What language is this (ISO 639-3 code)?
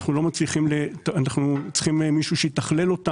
heb